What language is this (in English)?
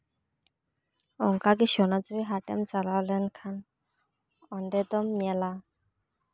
Santali